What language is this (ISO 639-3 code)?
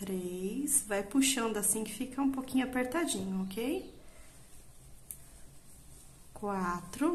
por